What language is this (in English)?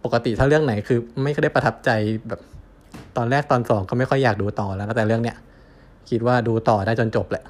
Thai